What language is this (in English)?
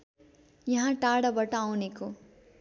Nepali